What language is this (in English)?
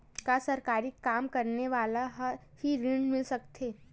Chhattisgarhi